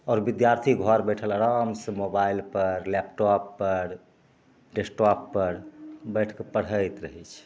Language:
Maithili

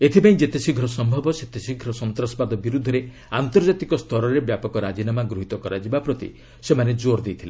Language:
Odia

